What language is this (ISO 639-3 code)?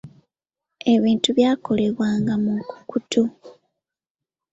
lug